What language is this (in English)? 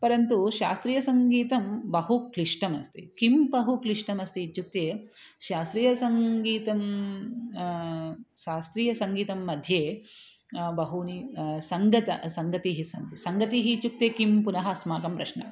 Sanskrit